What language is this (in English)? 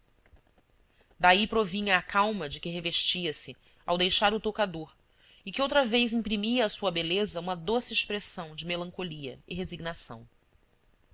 Portuguese